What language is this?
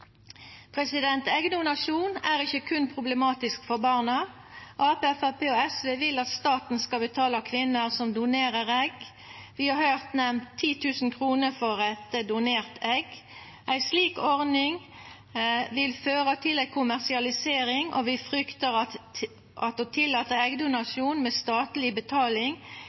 Norwegian Nynorsk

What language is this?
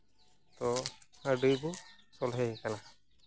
Santali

